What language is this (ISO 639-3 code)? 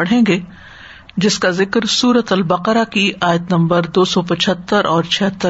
urd